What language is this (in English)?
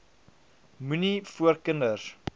Afrikaans